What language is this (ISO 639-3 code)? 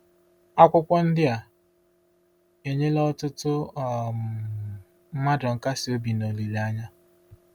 ibo